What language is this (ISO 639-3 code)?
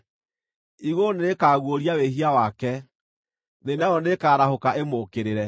kik